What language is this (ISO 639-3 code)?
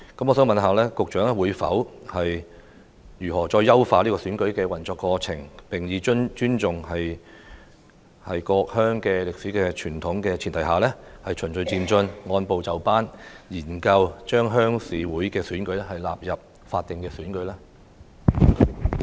yue